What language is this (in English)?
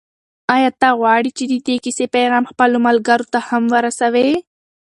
Pashto